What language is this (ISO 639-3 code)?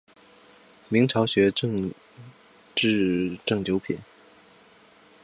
zho